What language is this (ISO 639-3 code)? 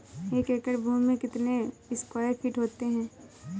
hin